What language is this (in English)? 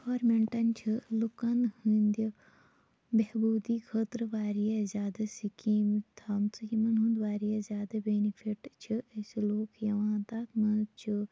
Kashmiri